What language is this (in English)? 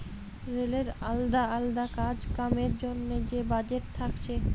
Bangla